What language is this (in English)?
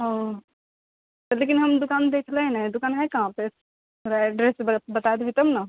Maithili